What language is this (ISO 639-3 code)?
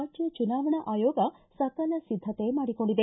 kan